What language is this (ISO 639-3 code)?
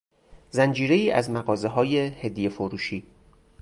fas